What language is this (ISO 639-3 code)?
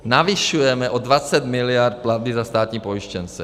ces